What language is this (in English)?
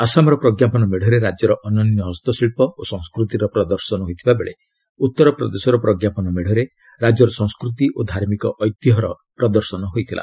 Odia